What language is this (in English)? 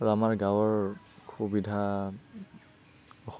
Assamese